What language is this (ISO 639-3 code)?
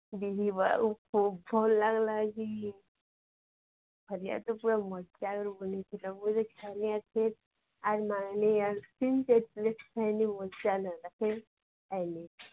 ori